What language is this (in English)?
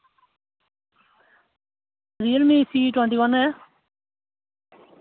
Dogri